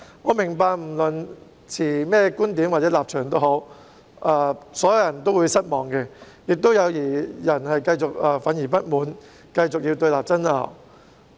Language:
Cantonese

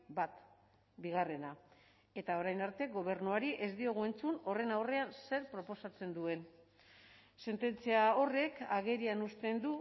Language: Basque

